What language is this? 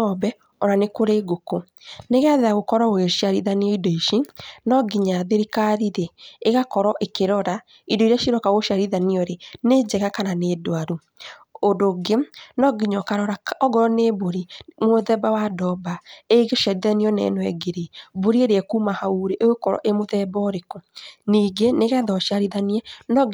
Kikuyu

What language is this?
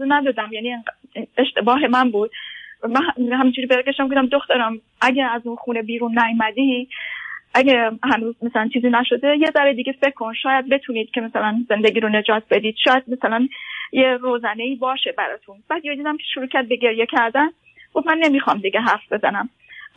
Persian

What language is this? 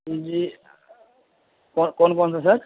Urdu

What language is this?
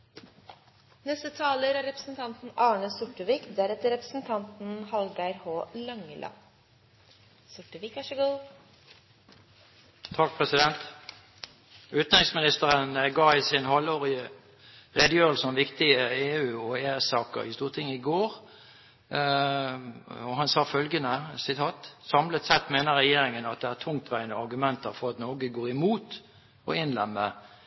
Norwegian Bokmål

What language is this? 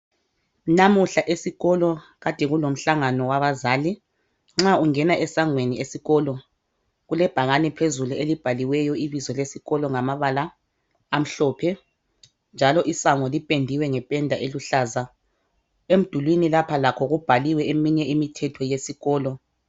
North Ndebele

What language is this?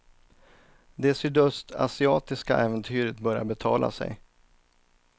Swedish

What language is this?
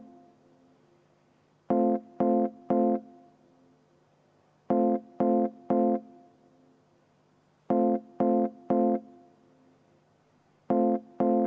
Estonian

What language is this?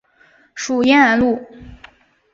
Chinese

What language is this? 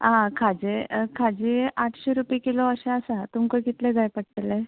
Konkani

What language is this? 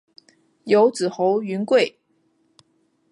Chinese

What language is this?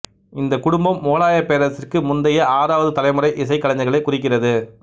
Tamil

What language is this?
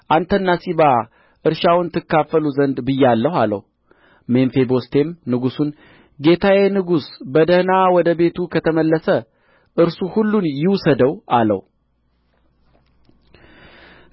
Amharic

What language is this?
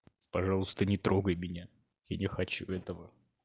Russian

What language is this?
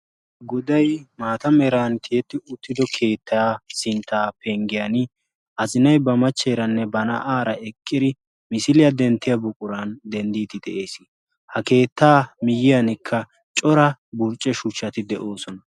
Wolaytta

